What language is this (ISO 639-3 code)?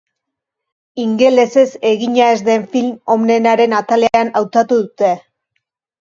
eus